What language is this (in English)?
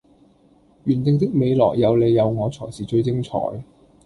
Cantonese